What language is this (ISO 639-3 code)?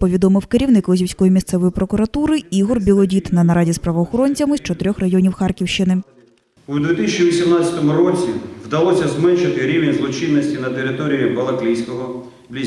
ukr